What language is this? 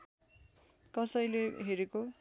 Nepali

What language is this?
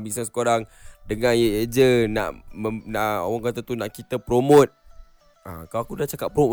Malay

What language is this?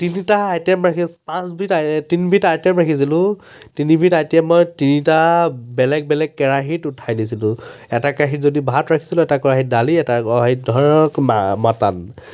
Assamese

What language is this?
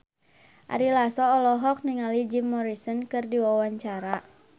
Sundanese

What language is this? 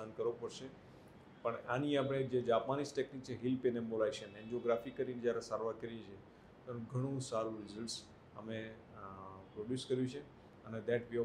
Gujarati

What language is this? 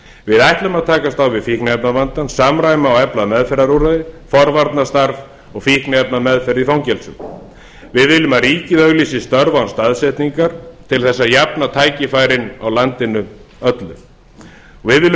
Icelandic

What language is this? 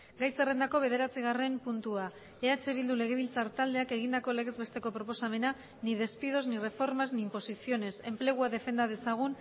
Basque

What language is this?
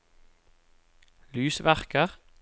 Norwegian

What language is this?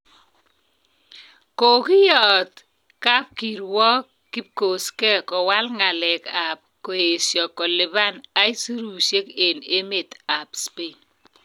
Kalenjin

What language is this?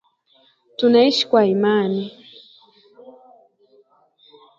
Swahili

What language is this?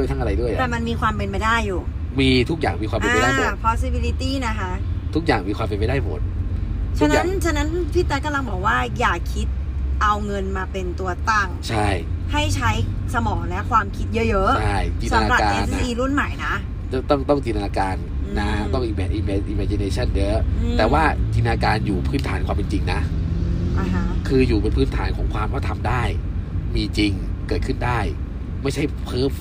Thai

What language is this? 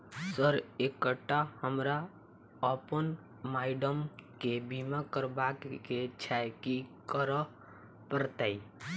Maithili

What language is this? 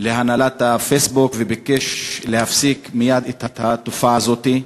Hebrew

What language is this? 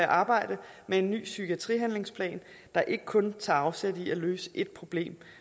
Danish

